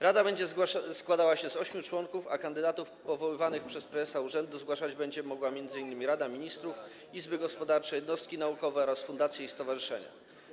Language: Polish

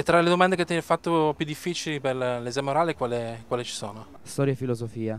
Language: Italian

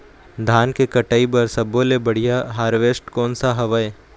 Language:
Chhattisgarhi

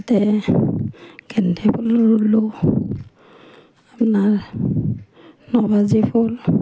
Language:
Assamese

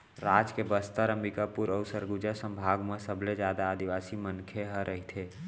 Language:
Chhattisgarhi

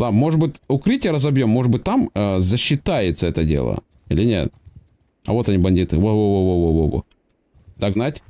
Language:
Russian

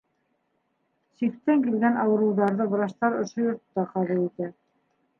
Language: Bashkir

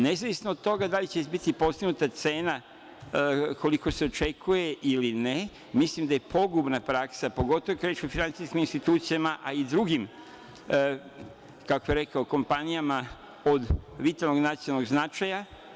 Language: Serbian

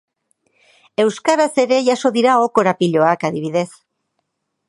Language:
Basque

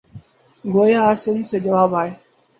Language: Urdu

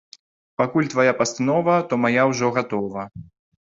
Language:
Belarusian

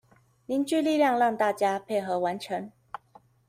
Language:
Chinese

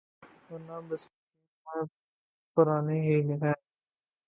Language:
Urdu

